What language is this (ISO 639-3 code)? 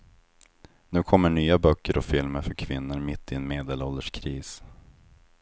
swe